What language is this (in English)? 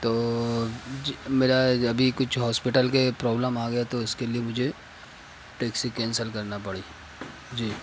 Urdu